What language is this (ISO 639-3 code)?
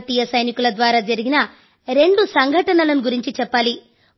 tel